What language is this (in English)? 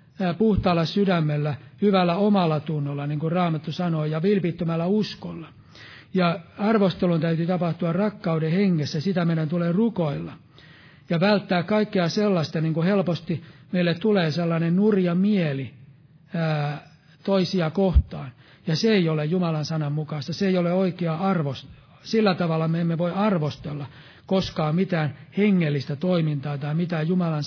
Finnish